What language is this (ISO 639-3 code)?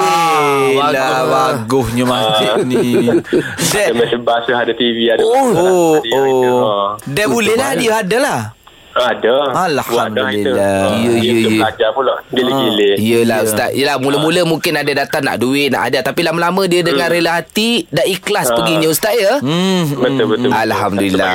msa